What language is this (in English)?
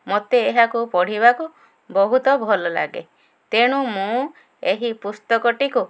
Odia